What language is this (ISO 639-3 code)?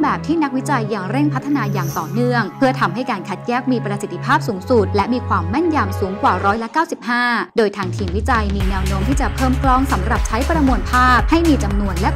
tha